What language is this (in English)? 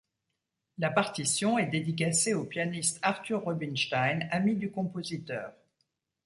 French